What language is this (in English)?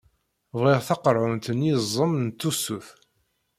Kabyle